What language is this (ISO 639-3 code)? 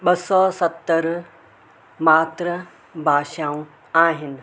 snd